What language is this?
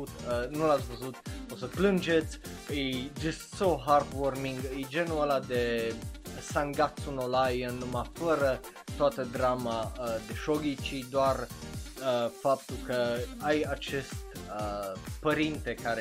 Romanian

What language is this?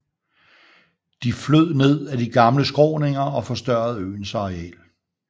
Danish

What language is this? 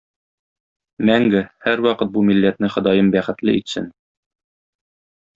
Tatar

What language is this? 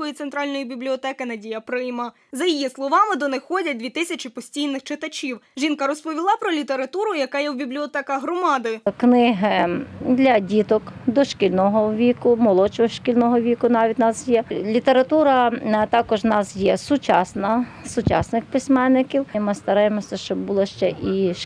Ukrainian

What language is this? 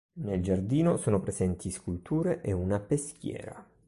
Italian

